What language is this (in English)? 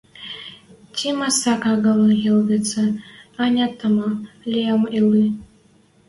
Western Mari